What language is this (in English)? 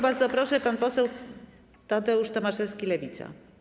Polish